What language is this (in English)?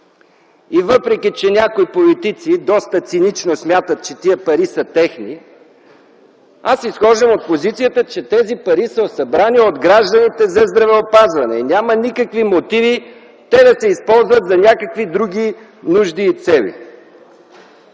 Bulgarian